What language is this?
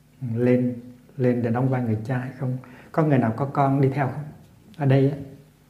Vietnamese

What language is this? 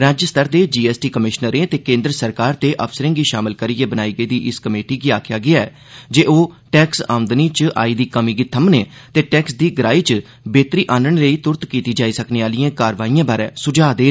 Dogri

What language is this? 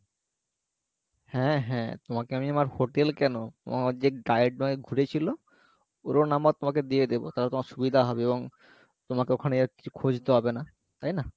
Bangla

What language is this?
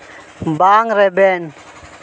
Santali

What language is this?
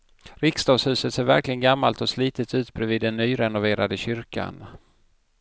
Swedish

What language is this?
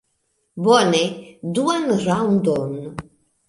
Esperanto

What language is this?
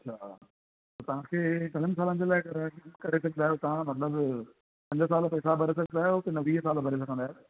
Sindhi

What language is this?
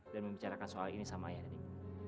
Indonesian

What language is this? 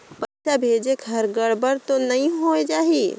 Chhattisgarhi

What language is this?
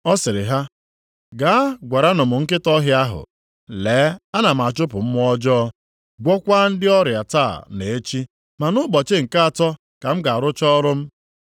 Igbo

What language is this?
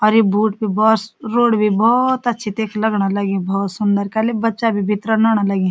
Garhwali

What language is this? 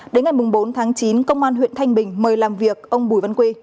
Vietnamese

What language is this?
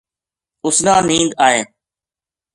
Gujari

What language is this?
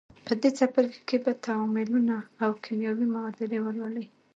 Pashto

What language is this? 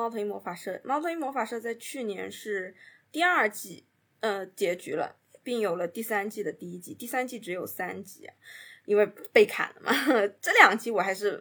Chinese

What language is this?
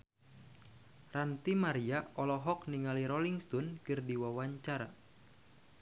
Sundanese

